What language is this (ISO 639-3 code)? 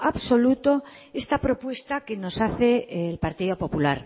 spa